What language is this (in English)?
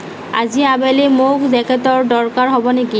Assamese